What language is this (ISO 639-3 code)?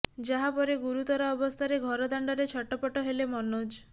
ori